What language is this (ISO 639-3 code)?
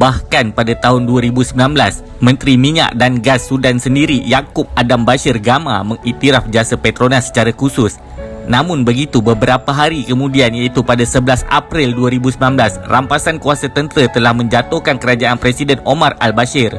msa